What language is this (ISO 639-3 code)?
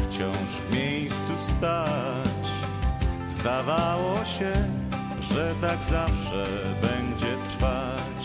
pol